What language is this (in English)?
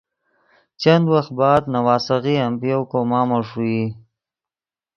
Yidgha